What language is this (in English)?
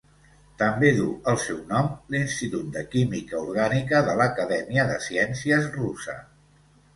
Catalan